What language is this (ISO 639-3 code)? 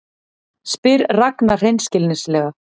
isl